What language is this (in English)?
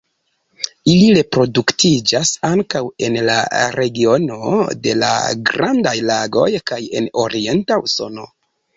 Esperanto